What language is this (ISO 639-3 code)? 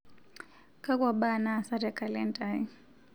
mas